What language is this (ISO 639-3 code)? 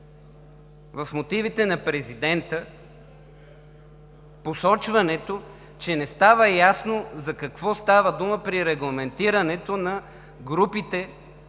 bul